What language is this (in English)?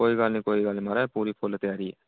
Dogri